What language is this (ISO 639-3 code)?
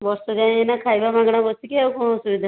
ori